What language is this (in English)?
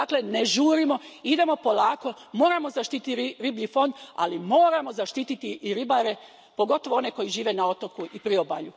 Croatian